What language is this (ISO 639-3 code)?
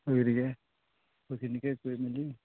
asm